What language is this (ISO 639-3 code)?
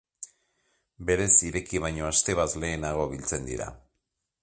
eus